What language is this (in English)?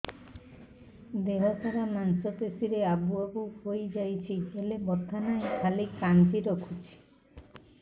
Odia